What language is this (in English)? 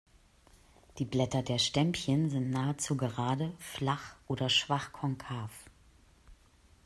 German